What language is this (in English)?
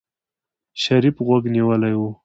Pashto